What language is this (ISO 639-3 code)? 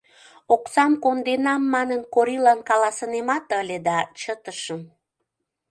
chm